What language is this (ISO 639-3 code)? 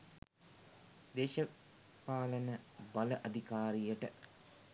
sin